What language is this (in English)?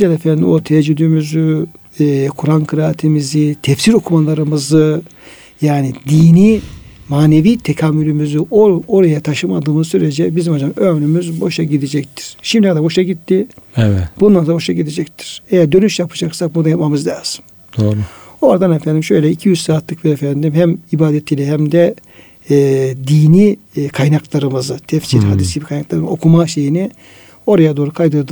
Turkish